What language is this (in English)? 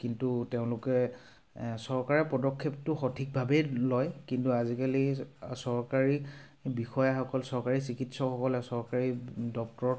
Assamese